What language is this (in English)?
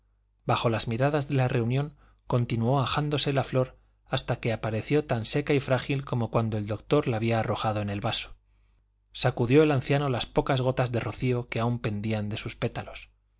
Spanish